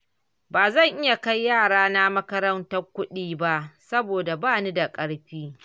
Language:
Hausa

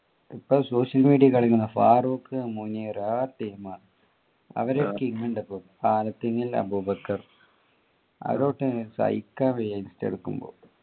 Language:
Malayalam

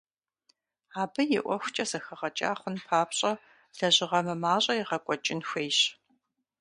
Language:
Kabardian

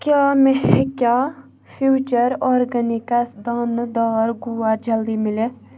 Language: Kashmiri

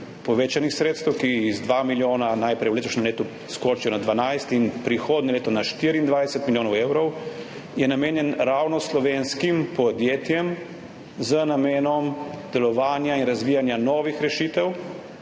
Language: Slovenian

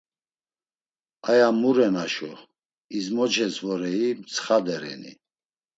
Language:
Laz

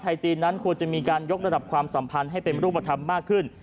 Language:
Thai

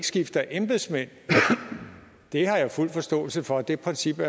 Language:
Danish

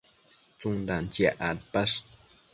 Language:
Matsés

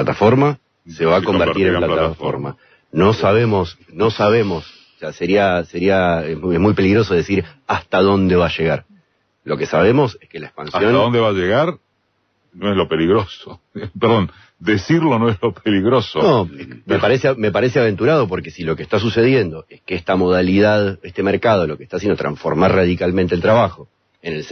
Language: Spanish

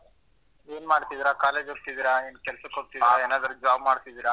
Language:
Kannada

